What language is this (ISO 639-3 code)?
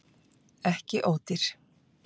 isl